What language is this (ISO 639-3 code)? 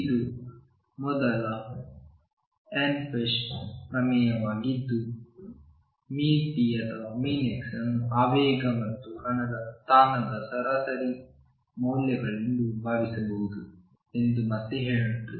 kan